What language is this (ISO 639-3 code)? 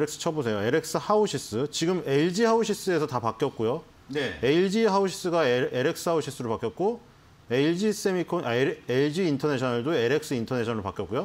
kor